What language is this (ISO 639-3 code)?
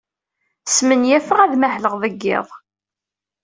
kab